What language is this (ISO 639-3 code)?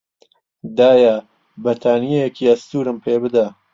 ckb